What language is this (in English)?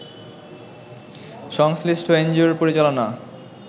Bangla